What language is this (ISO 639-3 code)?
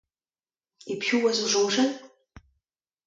bre